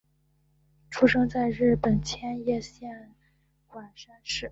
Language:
Chinese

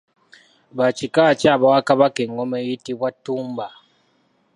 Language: Ganda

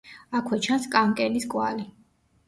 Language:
Georgian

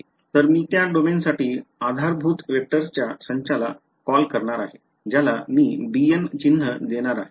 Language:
Marathi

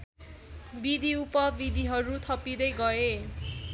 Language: Nepali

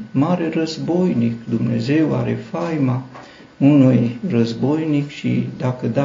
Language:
Romanian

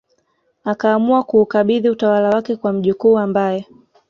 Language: Swahili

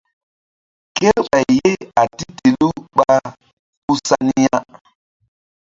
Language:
Mbum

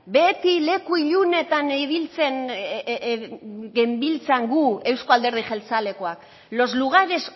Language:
Basque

